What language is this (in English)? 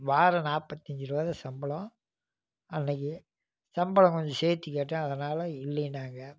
Tamil